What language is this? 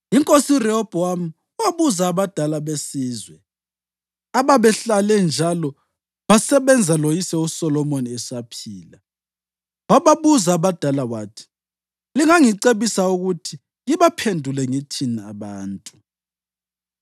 North Ndebele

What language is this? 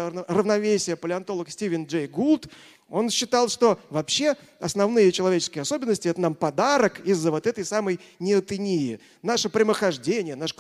Russian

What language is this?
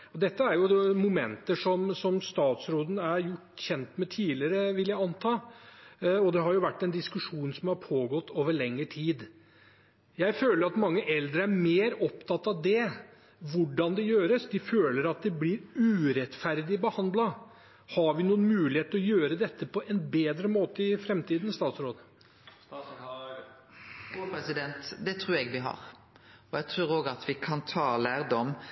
Norwegian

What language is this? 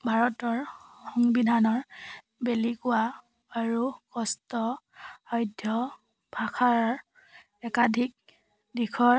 Assamese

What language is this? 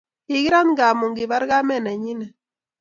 Kalenjin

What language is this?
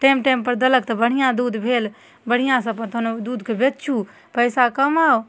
Maithili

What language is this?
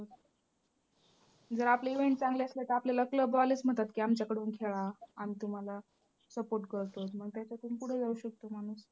Marathi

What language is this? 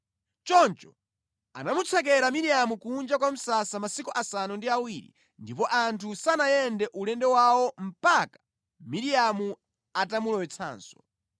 Nyanja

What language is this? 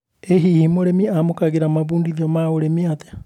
Kikuyu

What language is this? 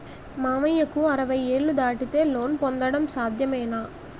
Telugu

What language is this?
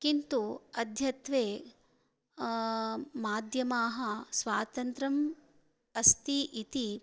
Sanskrit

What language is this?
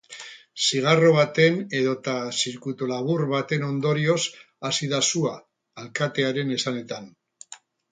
Basque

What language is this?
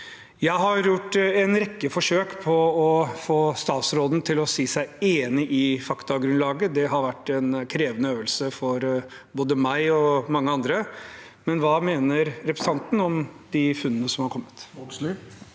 Norwegian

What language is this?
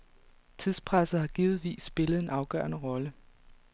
Danish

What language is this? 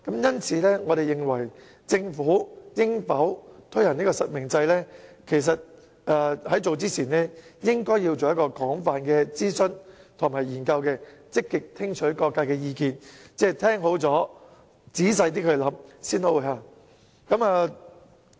Cantonese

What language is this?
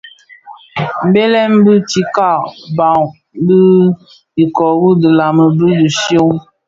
Bafia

